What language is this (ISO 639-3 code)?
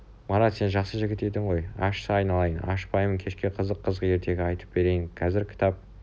kaz